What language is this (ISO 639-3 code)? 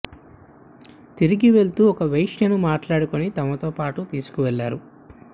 tel